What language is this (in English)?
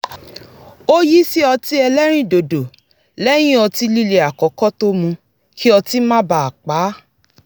Yoruba